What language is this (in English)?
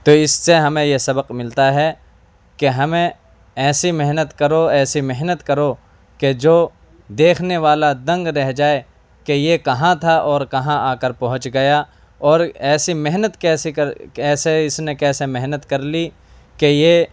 Urdu